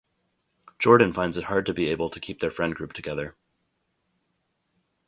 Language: English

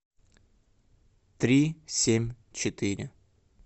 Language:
Russian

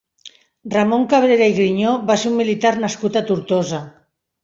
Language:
Catalan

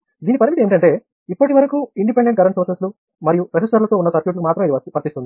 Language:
Telugu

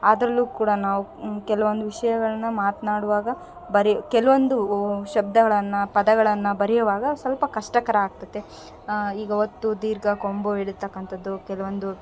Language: Kannada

